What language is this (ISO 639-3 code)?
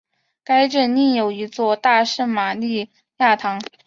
zho